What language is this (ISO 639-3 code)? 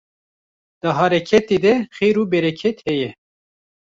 kur